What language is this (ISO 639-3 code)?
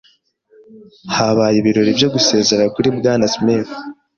kin